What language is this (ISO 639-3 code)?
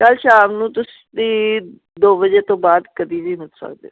pan